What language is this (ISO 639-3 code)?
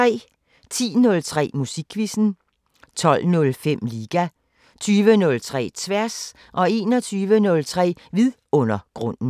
dan